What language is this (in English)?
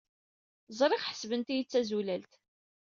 Kabyle